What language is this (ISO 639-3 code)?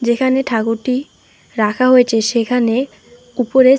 ben